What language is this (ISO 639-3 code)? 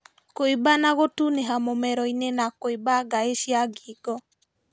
kik